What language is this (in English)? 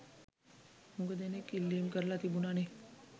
Sinhala